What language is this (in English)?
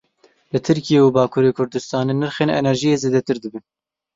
Kurdish